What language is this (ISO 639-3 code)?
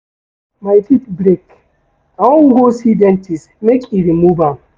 pcm